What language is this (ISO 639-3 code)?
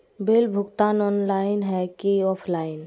mag